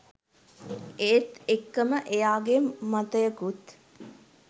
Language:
Sinhala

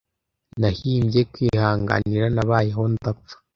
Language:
Kinyarwanda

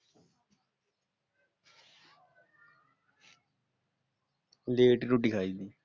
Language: Punjabi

